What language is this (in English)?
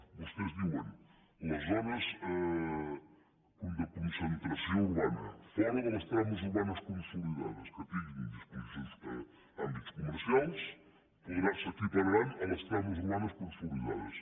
Catalan